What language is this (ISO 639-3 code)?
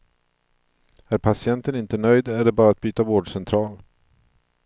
swe